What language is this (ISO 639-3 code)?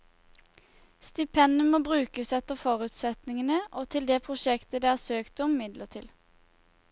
nor